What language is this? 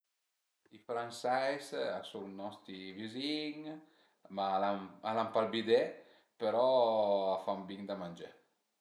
Piedmontese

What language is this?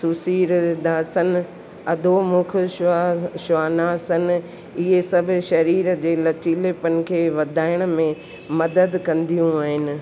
Sindhi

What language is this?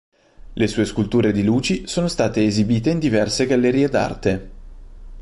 Italian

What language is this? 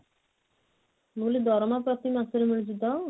Odia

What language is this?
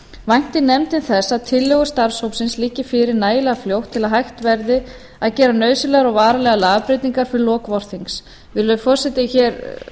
Icelandic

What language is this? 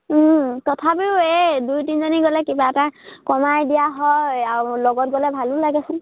Assamese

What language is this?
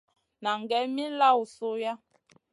Masana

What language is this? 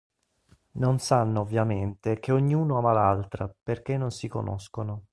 Italian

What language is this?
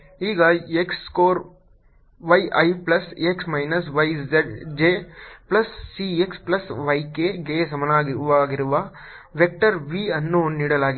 Kannada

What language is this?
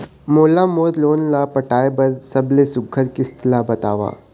Chhattisgarhi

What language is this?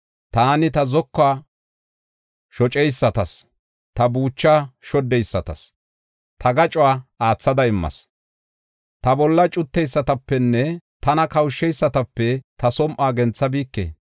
Gofa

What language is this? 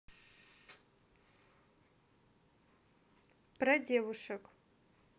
Russian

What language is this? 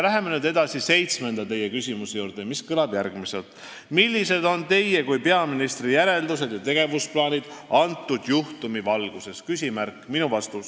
Estonian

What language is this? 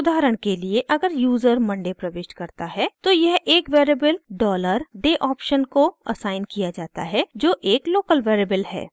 Hindi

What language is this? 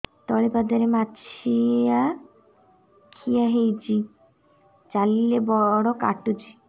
Odia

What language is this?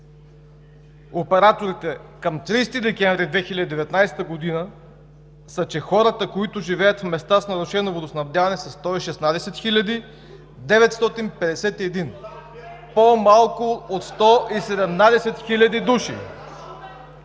Bulgarian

